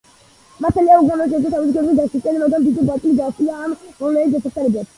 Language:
Georgian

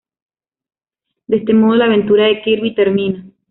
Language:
Spanish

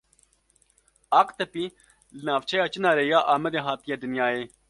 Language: Kurdish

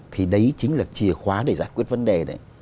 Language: Vietnamese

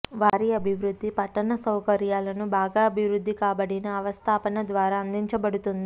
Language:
Telugu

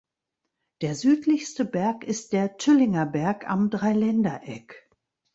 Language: German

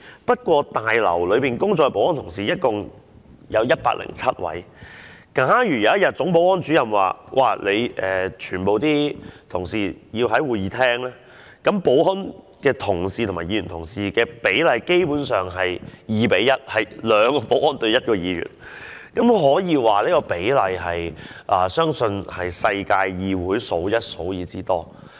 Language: Cantonese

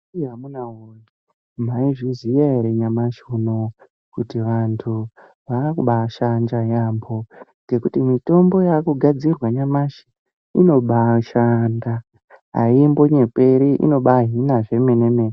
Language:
Ndau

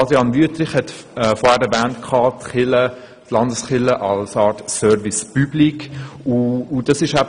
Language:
Swiss German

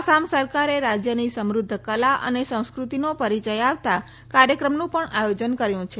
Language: Gujarati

